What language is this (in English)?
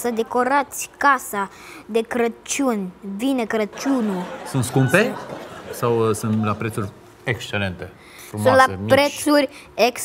Romanian